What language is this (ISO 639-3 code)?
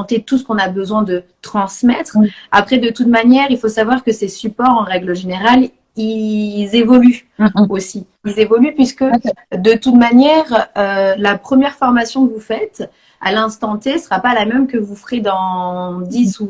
fra